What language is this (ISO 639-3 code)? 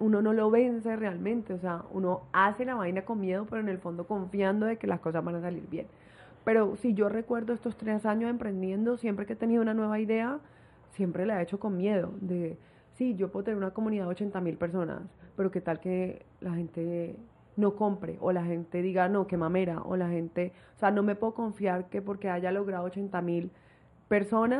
spa